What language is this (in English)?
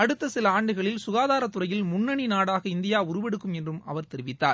Tamil